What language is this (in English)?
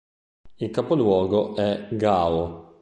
Italian